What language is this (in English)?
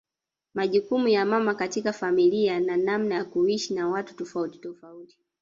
Swahili